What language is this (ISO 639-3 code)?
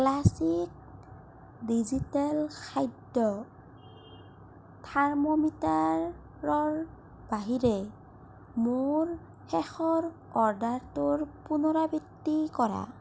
asm